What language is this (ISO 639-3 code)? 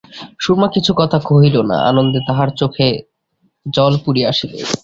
ben